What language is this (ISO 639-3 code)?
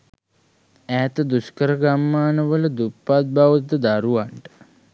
sin